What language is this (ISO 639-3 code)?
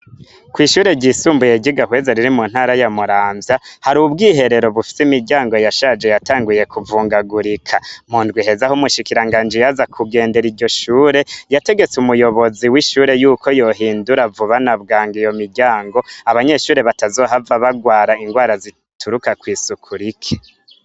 run